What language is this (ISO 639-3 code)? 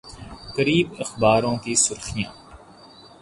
urd